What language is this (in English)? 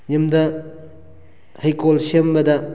Manipuri